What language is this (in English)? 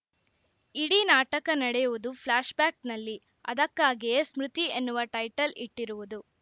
Kannada